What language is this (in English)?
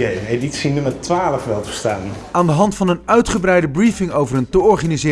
Dutch